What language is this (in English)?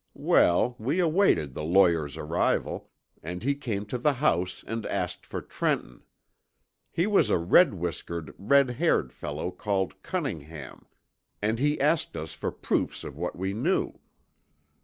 English